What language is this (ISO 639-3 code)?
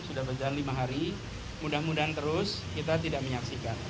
ind